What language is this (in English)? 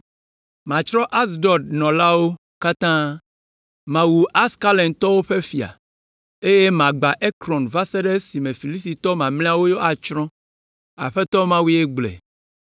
Ewe